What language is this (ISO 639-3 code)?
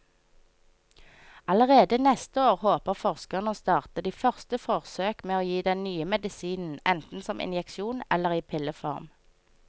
nor